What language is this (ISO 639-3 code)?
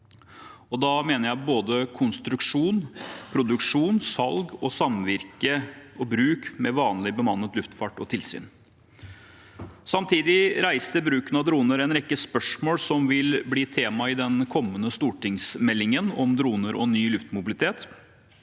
nor